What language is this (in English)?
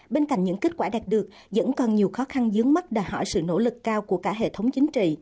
Vietnamese